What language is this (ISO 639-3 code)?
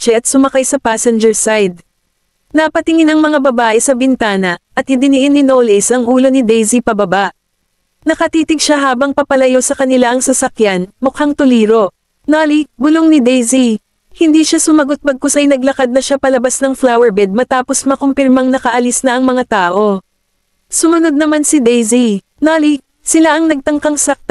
fil